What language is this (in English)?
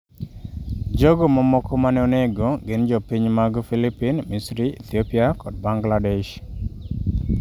Luo (Kenya and Tanzania)